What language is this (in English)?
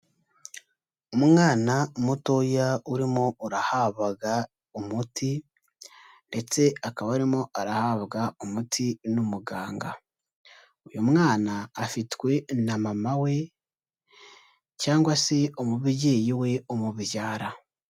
Kinyarwanda